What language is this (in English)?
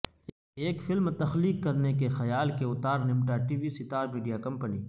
Urdu